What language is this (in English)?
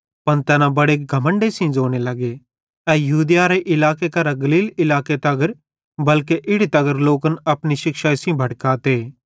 Bhadrawahi